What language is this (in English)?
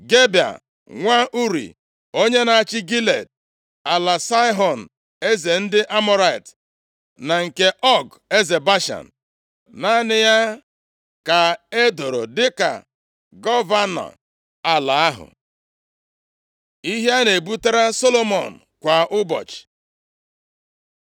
Igbo